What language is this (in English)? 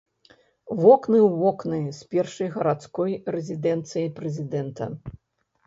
Belarusian